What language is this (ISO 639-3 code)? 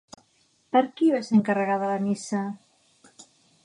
cat